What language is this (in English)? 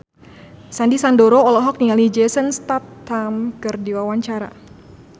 Sundanese